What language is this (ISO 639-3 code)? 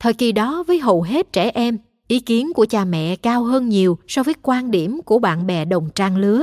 vie